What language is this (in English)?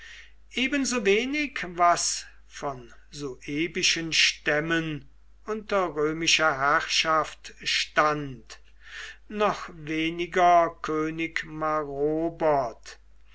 German